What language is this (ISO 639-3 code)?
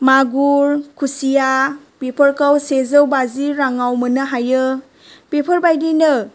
brx